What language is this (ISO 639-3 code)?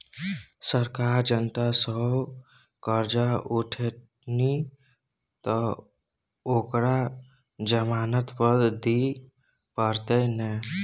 mai